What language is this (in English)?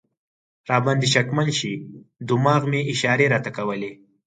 Pashto